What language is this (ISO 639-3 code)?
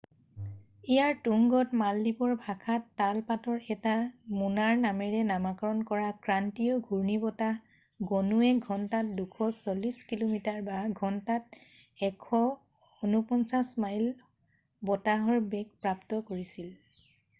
asm